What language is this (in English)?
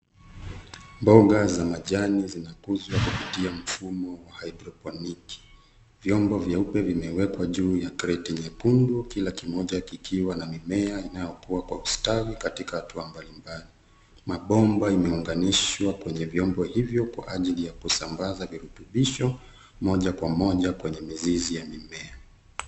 Swahili